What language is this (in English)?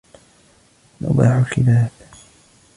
Arabic